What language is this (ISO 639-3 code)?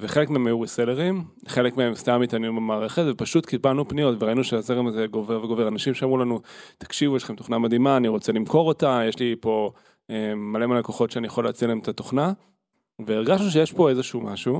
heb